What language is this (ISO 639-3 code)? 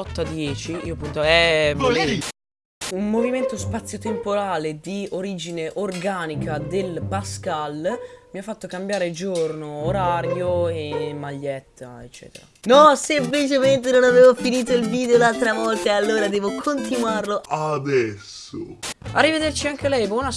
ita